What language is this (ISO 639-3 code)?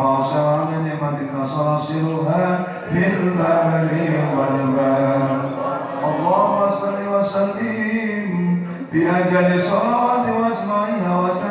ind